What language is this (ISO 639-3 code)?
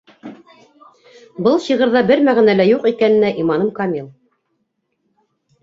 bak